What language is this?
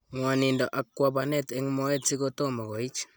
Kalenjin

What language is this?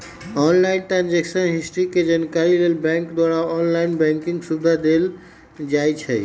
Magahi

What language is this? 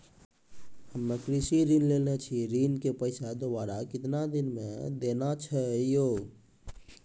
Maithili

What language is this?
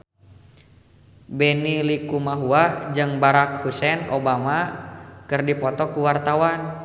Sundanese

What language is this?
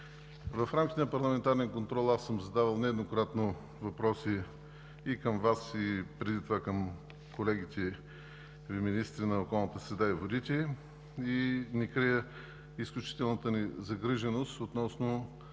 Bulgarian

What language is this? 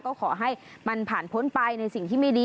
Thai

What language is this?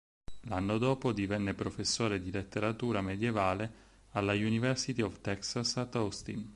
Italian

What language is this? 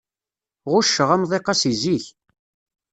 Kabyle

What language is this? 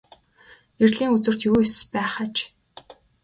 Mongolian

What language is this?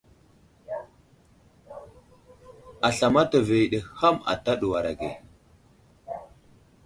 Wuzlam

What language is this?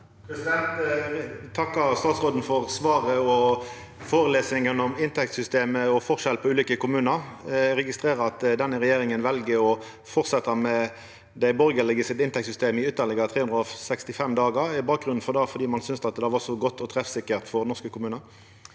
Norwegian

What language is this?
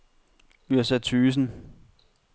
Danish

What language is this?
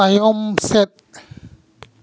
Santali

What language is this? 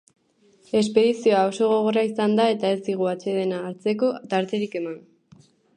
Basque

